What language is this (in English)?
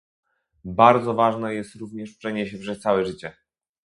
Polish